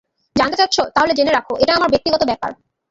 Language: Bangla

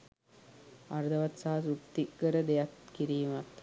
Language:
Sinhala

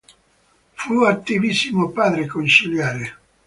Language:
Italian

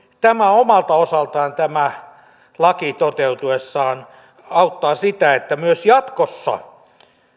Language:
Finnish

